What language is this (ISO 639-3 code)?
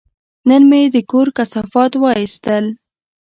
pus